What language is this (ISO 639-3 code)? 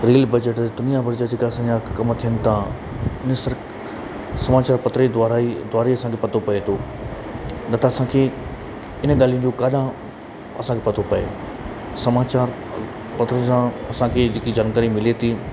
snd